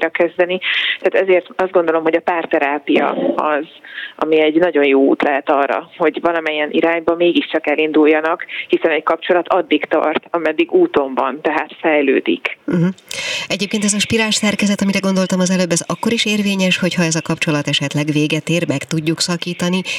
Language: Hungarian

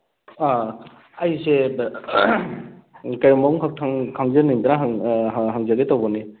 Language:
Manipuri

